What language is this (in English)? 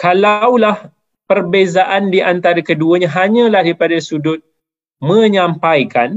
Malay